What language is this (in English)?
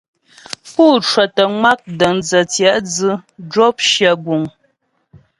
Ghomala